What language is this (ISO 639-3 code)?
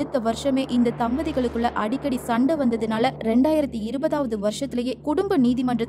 tam